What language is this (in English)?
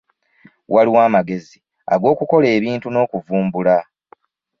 Ganda